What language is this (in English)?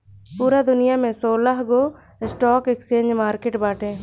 Bhojpuri